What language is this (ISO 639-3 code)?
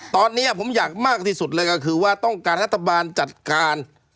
tha